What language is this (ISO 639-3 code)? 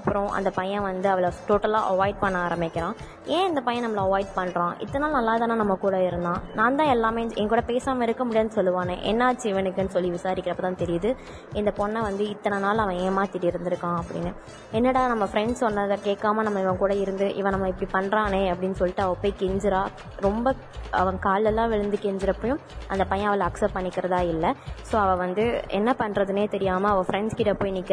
tam